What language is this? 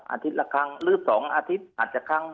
Thai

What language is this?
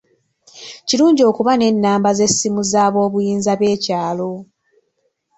Ganda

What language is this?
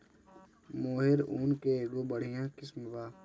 Bhojpuri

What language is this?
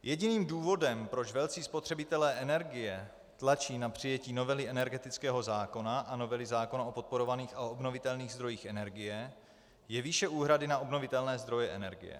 Czech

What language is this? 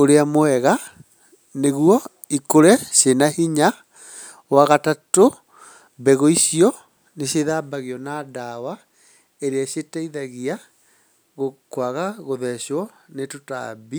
Kikuyu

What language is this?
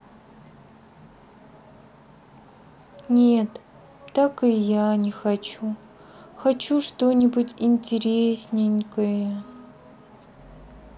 Russian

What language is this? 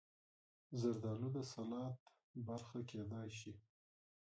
Pashto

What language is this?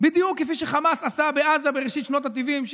Hebrew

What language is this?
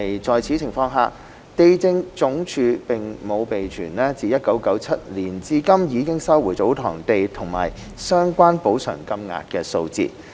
Cantonese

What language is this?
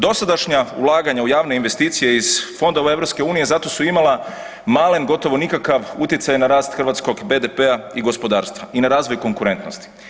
Croatian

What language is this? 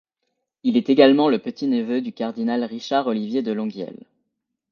French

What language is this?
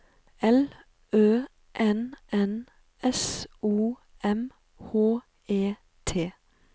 Norwegian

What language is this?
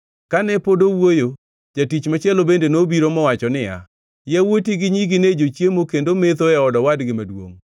Luo (Kenya and Tanzania)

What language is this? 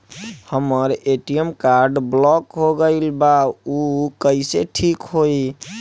Bhojpuri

